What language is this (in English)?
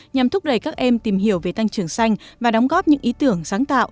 Vietnamese